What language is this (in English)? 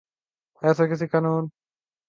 Urdu